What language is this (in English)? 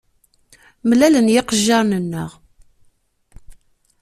Kabyle